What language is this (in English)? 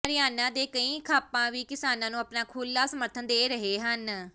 Punjabi